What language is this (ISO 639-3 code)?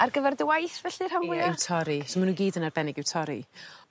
cym